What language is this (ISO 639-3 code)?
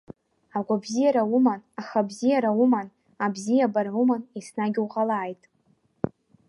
abk